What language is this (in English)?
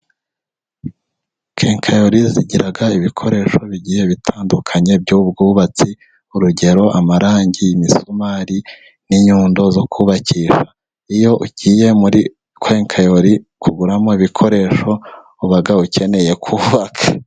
Kinyarwanda